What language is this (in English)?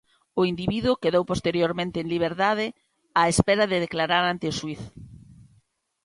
Galician